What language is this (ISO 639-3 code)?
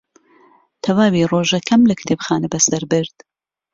ckb